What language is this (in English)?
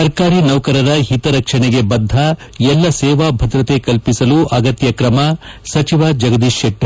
Kannada